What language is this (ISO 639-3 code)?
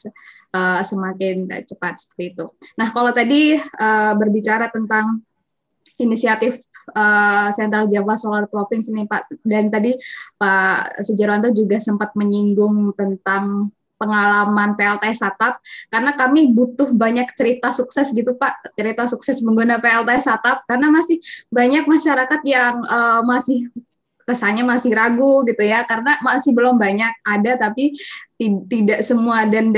ind